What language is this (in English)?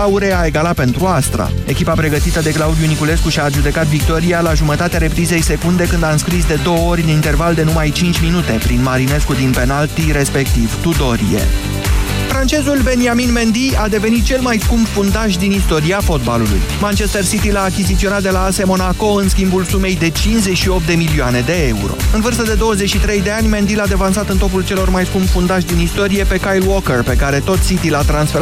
Romanian